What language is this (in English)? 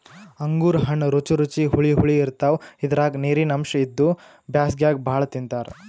Kannada